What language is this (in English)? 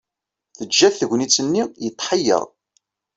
Kabyle